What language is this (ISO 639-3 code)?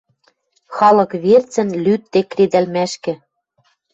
mrj